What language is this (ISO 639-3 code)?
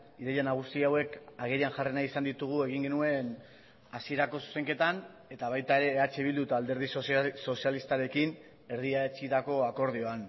eus